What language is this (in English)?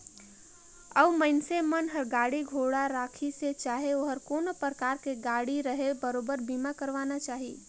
Chhattisgarhi